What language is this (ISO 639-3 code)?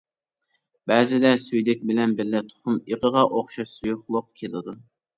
uig